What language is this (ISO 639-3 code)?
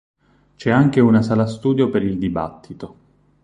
ita